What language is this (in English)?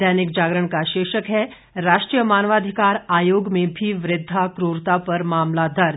Hindi